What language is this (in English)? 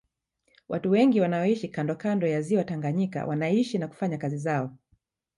Swahili